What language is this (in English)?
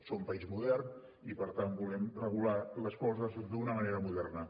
Catalan